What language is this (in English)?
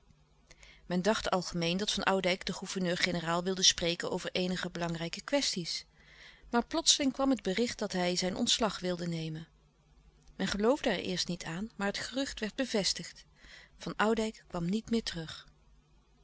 Dutch